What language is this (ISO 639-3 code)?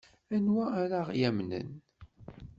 kab